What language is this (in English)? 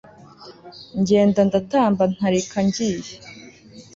Kinyarwanda